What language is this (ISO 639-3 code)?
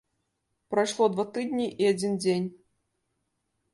bel